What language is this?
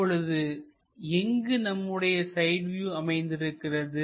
Tamil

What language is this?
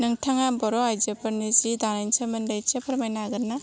Bodo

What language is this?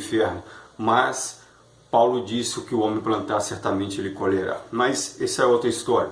Portuguese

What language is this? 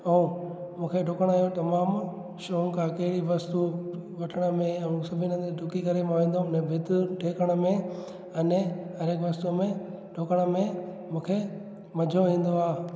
Sindhi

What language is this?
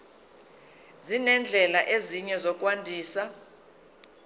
Zulu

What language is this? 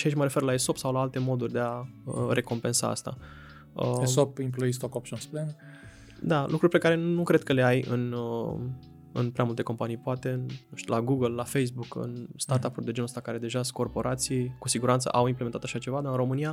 Romanian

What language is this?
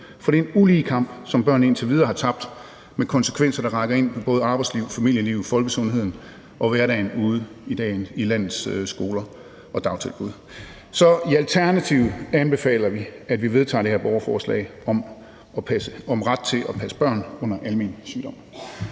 Danish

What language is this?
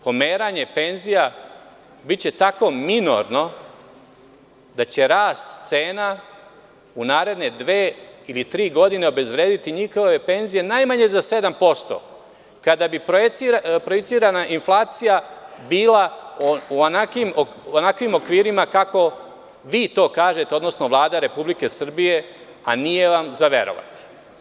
Serbian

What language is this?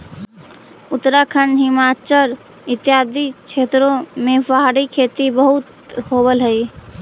Magahi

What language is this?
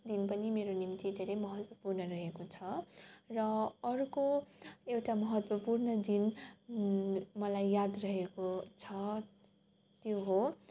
Nepali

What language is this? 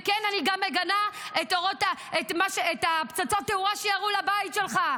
Hebrew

